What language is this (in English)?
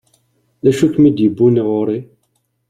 Kabyle